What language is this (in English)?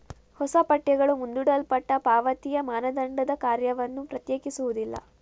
Kannada